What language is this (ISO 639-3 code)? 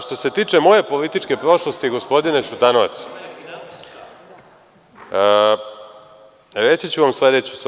srp